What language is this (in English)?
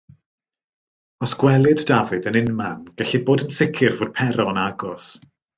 Welsh